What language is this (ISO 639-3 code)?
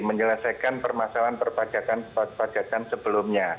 ind